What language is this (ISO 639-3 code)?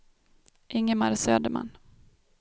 swe